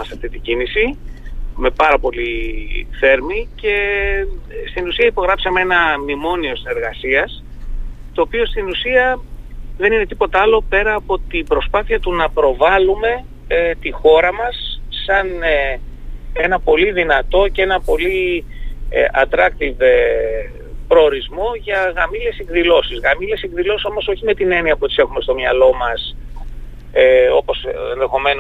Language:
Greek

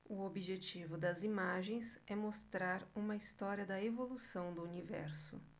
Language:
Portuguese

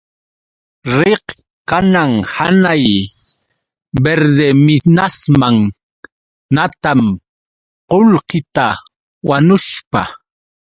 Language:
Yauyos Quechua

